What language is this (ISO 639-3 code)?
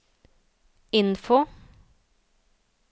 nor